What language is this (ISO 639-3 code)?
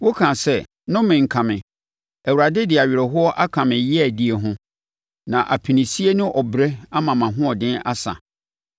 aka